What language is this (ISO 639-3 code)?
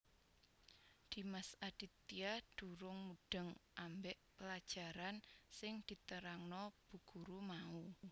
jav